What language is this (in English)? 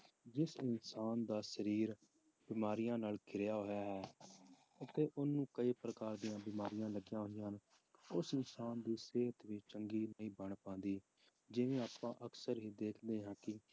Punjabi